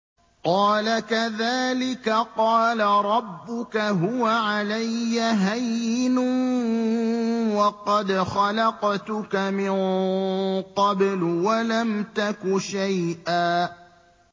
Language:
Arabic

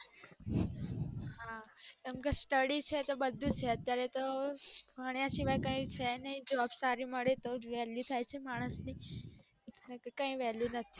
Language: Gujarati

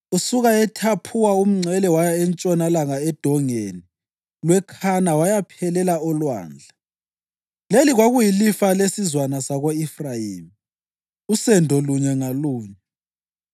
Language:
North Ndebele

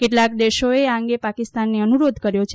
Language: Gujarati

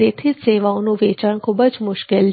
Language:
Gujarati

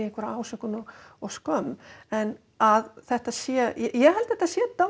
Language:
Icelandic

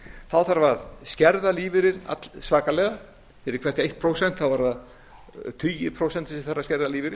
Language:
Icelandic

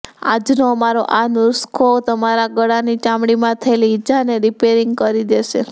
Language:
Gujarati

